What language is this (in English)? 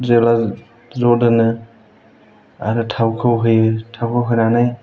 Bodo